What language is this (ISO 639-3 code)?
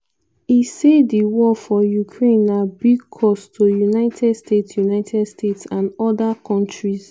pcm